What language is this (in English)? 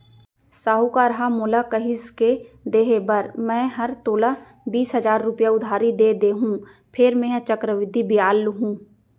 Chhattisgarhi